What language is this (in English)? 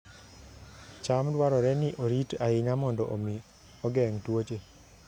Luo (Kenya and Tanzania)